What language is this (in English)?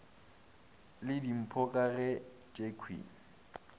Northern Sotho